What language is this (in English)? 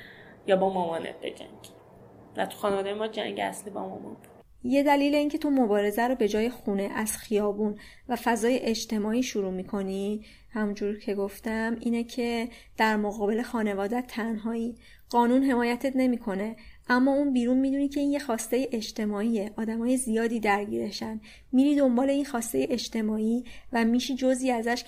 Persian